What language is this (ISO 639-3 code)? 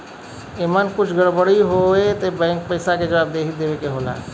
bho